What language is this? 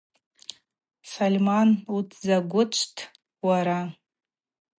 Abaza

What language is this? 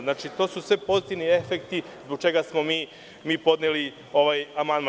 Serbian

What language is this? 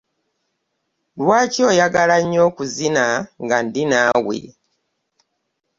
Ganda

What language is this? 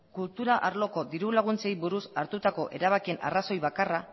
Basque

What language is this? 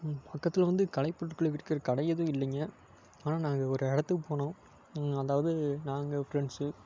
Tamil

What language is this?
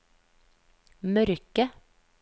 Norwegian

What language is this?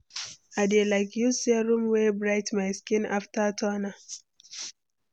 Nigerian Pidgin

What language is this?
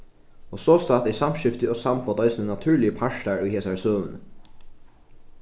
Faroese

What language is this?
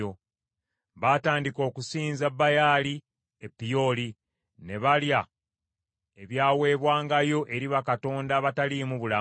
Ganda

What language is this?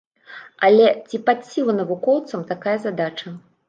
Belarusian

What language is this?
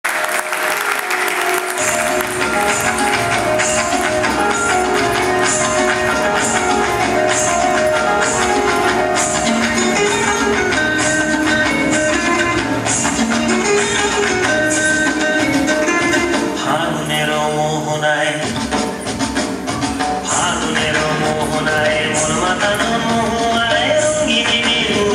Bangla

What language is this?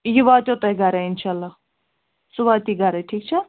Kashmiri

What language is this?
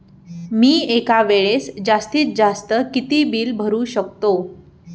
Marathi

